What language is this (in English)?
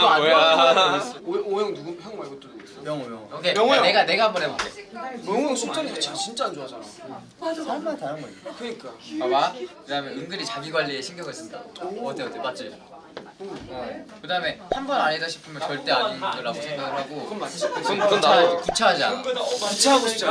Korean